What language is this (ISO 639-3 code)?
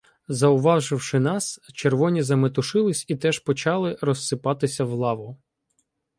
ukr